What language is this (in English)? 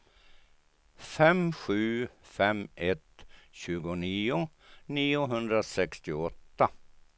Swedish